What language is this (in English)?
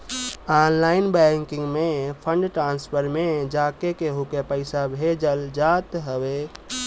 Bhojpuri